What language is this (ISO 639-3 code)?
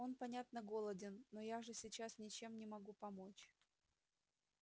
rus